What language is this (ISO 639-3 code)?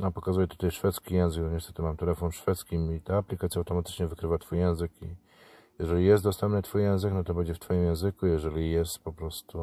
pol